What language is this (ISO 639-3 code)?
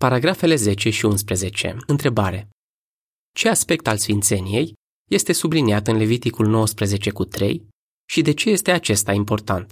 ron